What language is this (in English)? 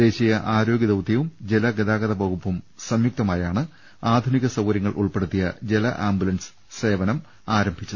Malayalam